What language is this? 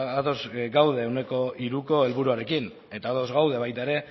Basque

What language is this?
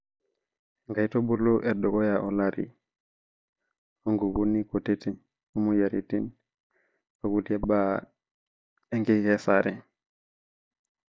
Masai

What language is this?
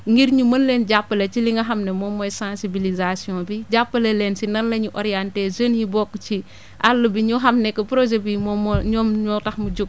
Wolof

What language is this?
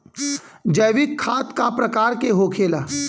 Bhojpuri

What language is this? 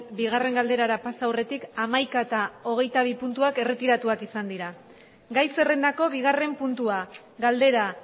Basque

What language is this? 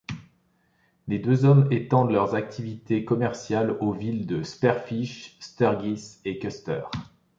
French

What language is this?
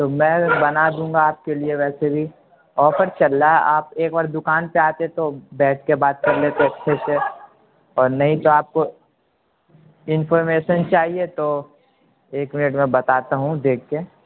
Urdu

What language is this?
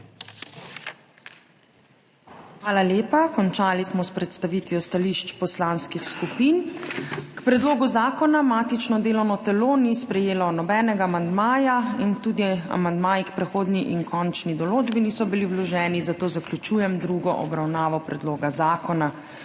Slovenian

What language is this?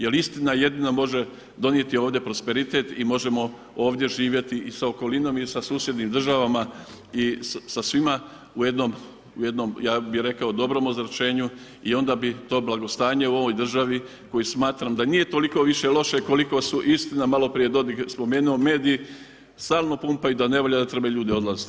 Croatian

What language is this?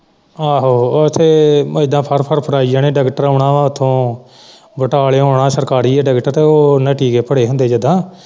Punjabi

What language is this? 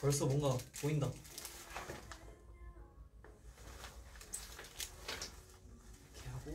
Korean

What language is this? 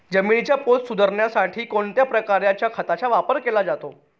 Marathi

